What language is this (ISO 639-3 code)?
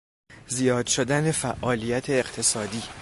fas